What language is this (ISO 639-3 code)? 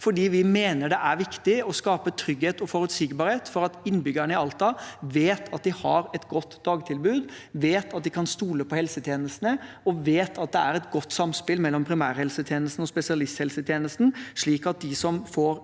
nor